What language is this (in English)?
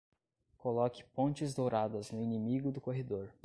Portuguese